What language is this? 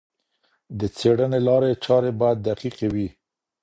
Pashto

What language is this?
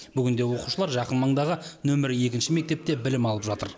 Kazakh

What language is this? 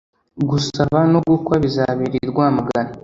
Kinyarwanda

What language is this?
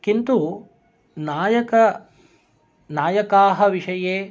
Sanskrit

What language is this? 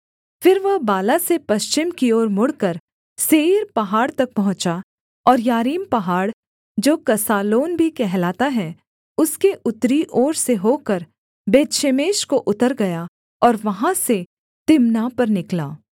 Hindi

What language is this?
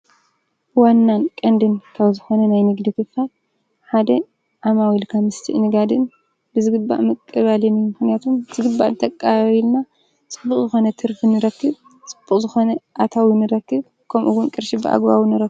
Tigrinya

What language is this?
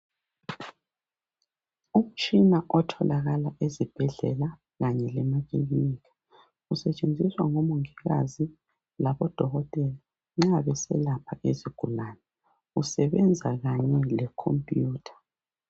North Ndebele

